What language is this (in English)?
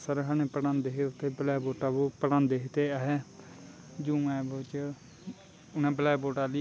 Dogri